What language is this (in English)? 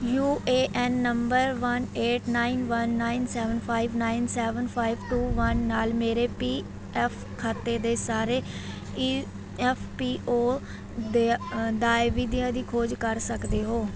Punjabi